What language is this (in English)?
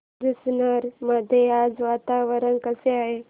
Marathi